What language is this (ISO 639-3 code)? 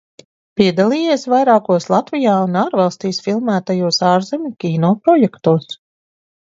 lav